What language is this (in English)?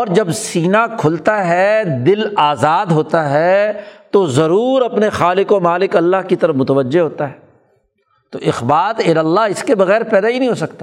Urdu